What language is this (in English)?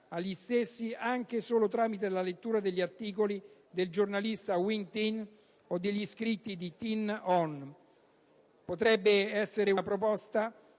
Italian